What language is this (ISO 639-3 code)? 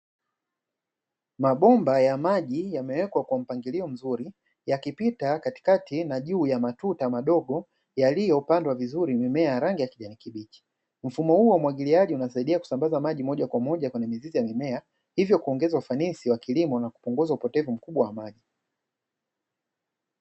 swa